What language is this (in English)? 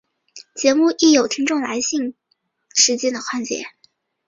Chinese